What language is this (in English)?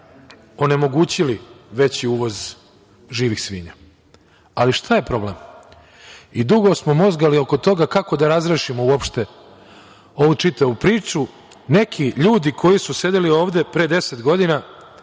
Serbian